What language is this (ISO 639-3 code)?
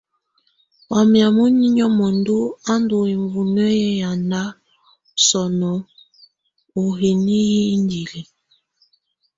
tvu